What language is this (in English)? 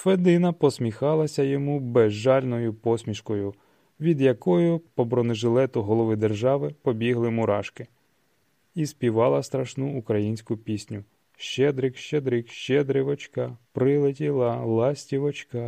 Ukrainian